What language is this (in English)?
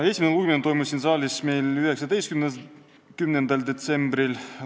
Estonian